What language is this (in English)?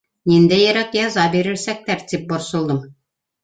Bashkir